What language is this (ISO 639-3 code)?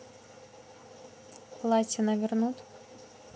rus